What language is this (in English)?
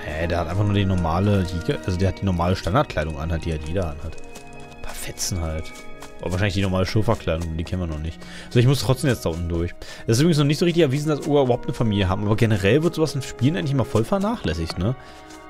German